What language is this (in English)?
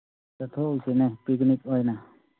Manipuri